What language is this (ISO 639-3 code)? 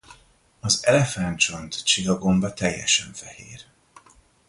hun